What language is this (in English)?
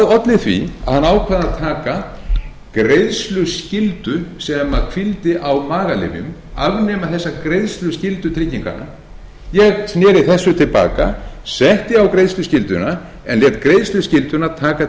Icelandic